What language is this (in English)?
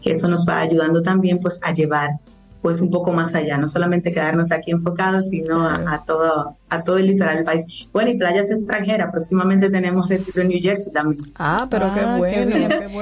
Spanish